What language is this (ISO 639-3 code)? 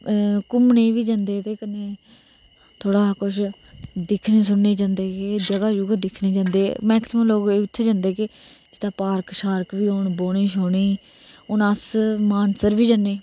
doi